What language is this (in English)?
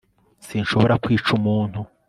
Kinyarwanda